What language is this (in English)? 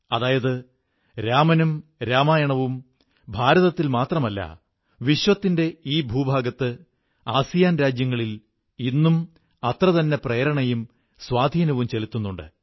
Malayalam